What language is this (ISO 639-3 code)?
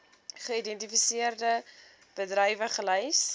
afr